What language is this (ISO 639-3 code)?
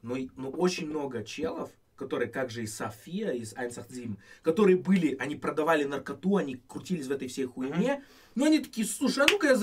rus